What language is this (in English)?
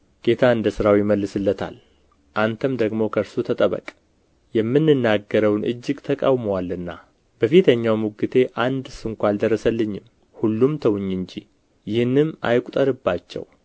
Amharic